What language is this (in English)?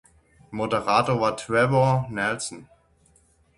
German